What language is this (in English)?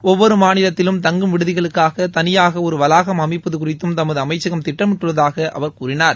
Tamil